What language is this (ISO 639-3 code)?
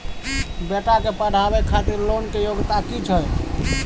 mai